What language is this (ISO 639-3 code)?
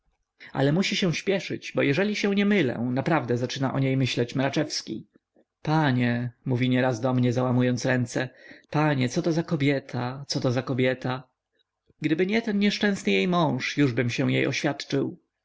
pol